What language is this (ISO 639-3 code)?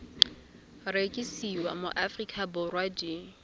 tsn